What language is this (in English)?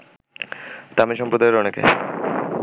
Bangla